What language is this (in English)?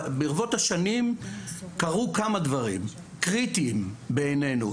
Hebrew